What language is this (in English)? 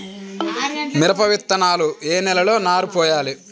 Telugu